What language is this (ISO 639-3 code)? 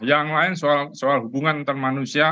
ind